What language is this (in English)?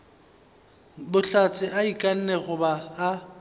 Northern Sotho